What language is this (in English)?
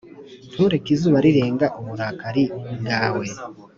Kinyarwanda